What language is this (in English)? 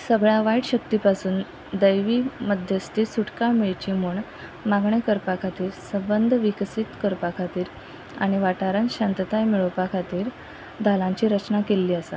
Konkani